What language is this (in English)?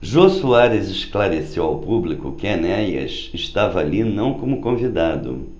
Portuguese